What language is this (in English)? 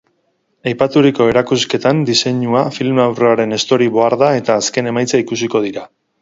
Basque